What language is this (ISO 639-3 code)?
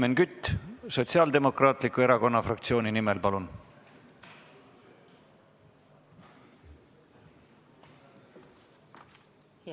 est